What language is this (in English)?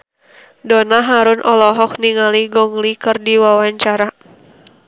Sundanese